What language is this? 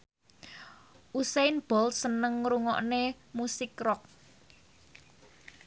Javanese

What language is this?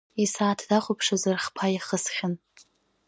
Abkhazian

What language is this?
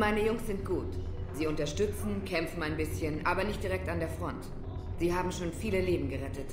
German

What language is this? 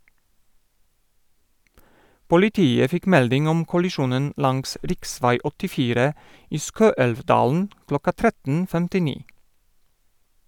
Norwegian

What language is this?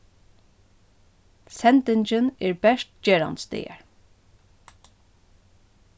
Faroese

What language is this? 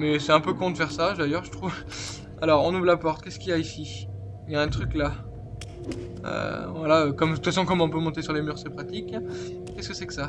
French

